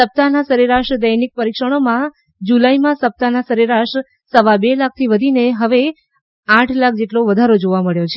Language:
Gujarati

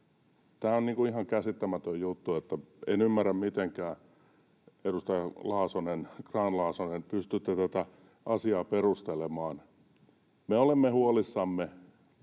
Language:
Finnish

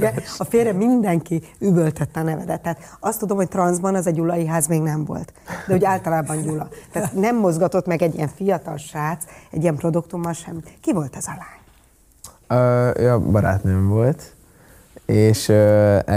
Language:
Hungarian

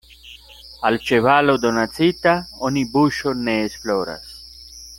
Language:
Esperanto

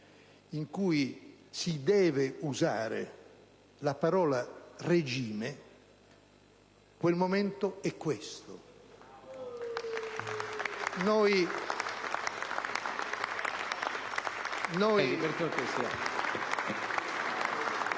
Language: Italian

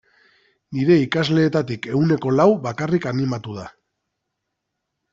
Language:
Basque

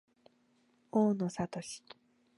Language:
Japanese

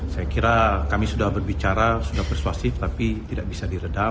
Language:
Indonesian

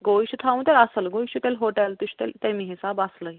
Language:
Kashmiri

